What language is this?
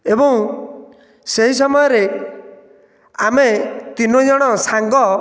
Odia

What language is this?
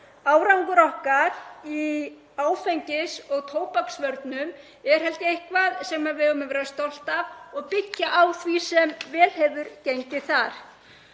Icelandic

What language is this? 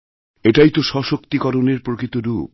Bangla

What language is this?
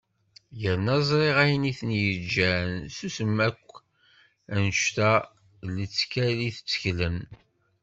Kabyle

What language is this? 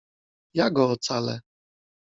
Polish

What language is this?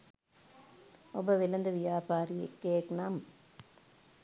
Sinhala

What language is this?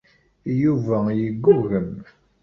Kabyle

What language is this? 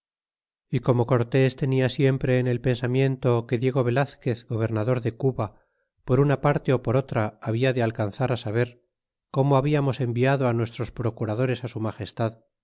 Spanish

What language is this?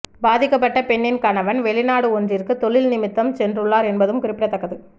Tamil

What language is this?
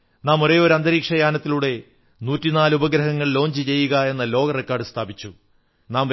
Malayalam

